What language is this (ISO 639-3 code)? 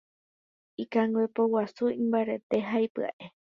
grn